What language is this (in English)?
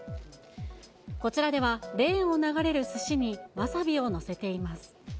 Japanese